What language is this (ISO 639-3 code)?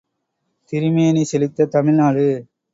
tam